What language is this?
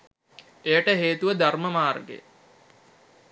Sinhala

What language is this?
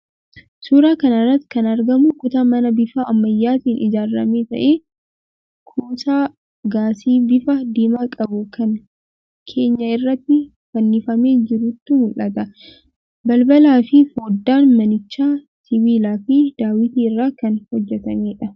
Oromo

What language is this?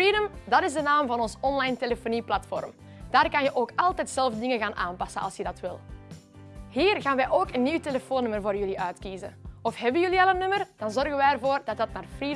Dutch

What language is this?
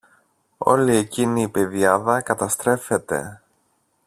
Greek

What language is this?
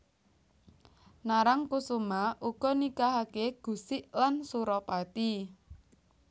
Javanese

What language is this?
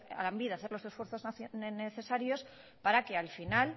Spanish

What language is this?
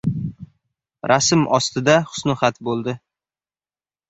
Uzbek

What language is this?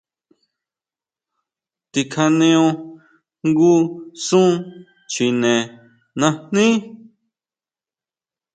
Huautla Mazatec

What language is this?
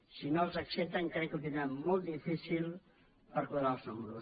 Catalan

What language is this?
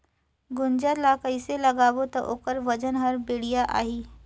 Chhattisgarhi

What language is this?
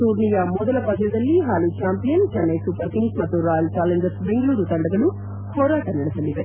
Kannada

